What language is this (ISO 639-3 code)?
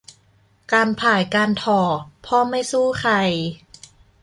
tha